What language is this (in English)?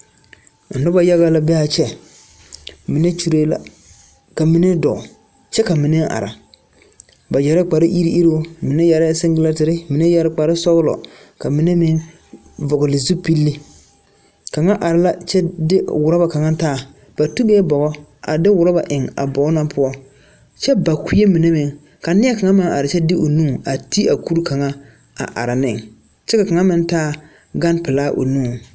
Southern Dagaare